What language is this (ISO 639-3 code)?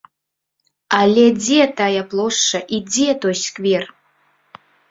bel